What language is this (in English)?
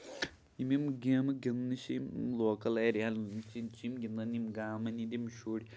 Kashmiri